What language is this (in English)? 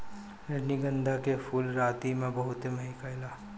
Bhojpuri